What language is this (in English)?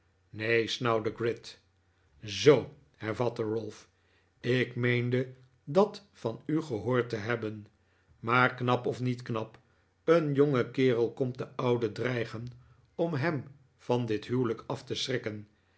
Dutch